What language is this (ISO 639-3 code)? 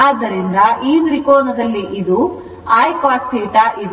kan